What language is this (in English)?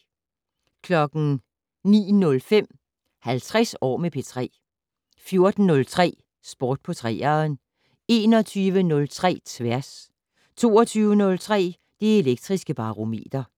Danish